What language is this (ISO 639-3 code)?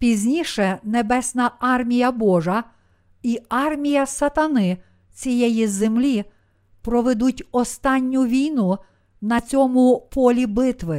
ukr